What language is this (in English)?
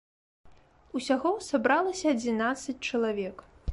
Belarusian